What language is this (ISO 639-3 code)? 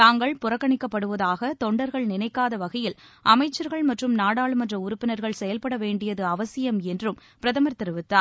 tam